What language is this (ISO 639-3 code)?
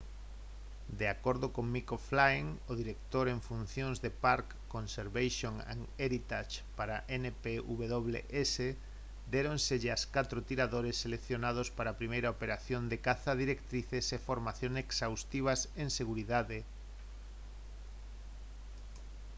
glg